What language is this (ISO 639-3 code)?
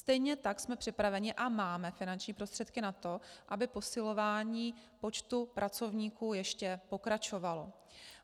ces